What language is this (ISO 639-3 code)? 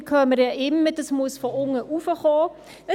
gsw